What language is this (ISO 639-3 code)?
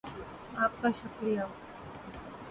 urd